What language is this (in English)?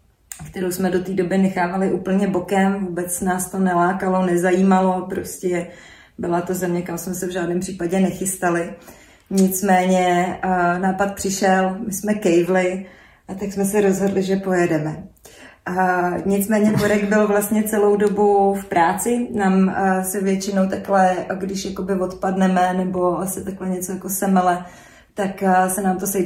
Czech